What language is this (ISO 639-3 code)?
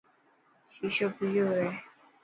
mki